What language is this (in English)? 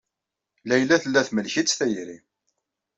Kabyle